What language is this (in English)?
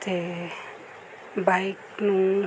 Punjabi